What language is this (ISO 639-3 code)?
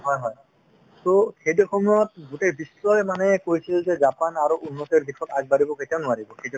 asm